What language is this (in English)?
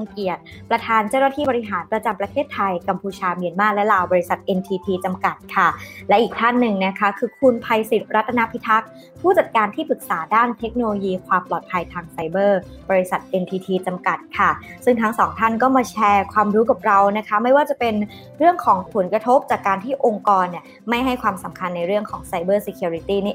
Thai